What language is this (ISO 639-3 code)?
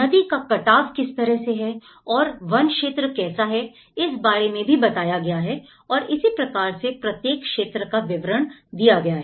hin